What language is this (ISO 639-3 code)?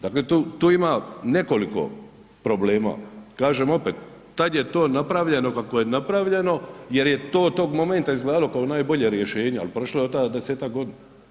hrv